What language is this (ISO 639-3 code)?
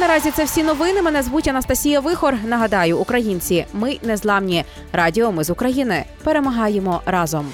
ukr